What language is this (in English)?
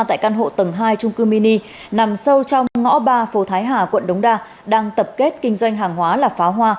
Vietnamese